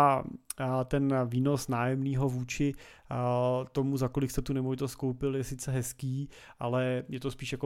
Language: Czech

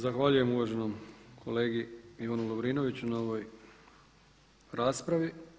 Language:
Croatian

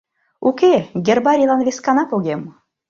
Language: Mari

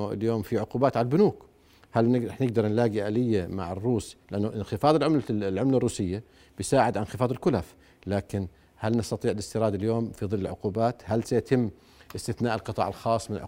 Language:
Arabic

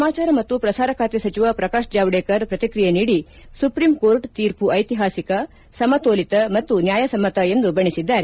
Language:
Kannada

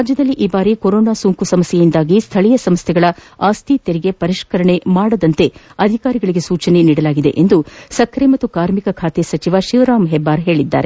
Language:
Kannada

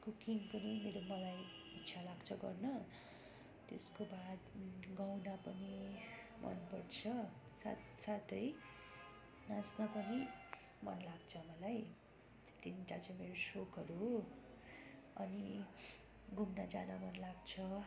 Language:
Nepali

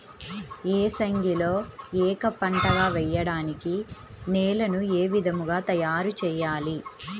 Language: Telugu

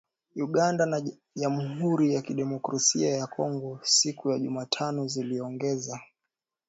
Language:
Swahili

